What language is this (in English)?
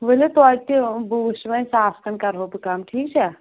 Kashmiri